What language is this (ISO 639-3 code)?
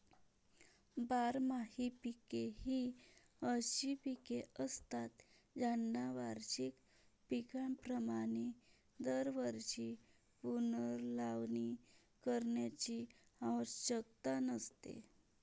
mar